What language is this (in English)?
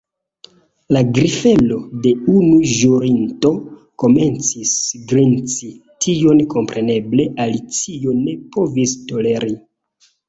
Esperanto